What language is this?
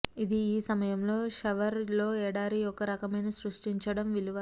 Telugu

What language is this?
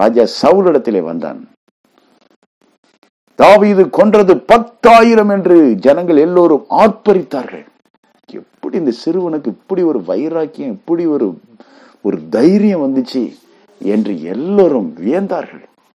Tamil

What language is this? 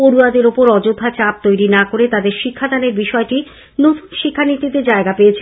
Bangla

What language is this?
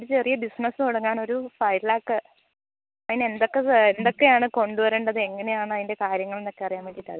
Malayalam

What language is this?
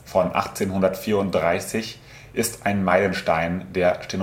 German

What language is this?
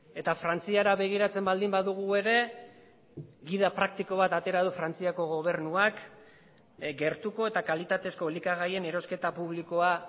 Basque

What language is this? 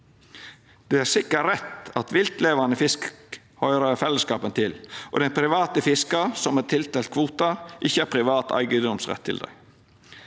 Norwegian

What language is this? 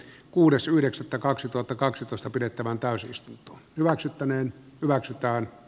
Finnish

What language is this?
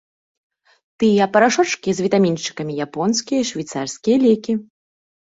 Belarusian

